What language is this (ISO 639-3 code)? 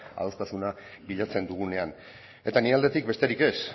eus